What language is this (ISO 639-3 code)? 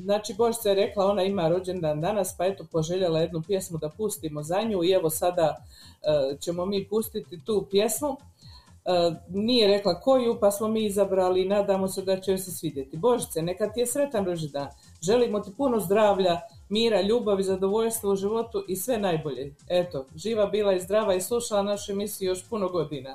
hrv